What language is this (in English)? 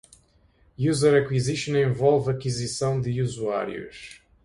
Portuguese